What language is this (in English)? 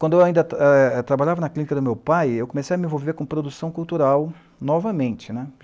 Portuguese